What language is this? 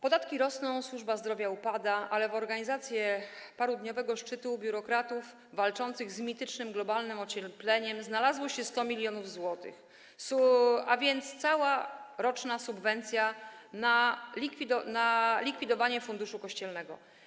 Polish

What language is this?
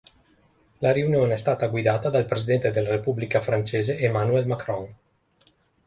Italian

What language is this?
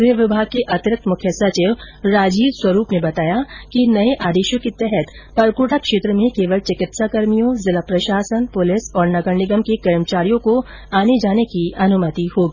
Hindi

